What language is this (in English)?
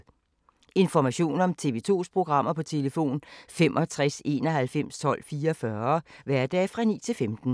Danish